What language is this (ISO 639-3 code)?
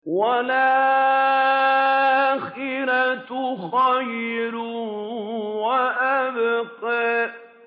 ara